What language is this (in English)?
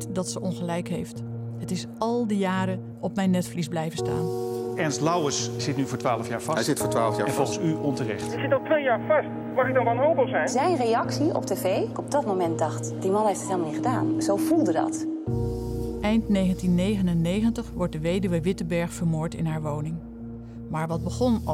Dutch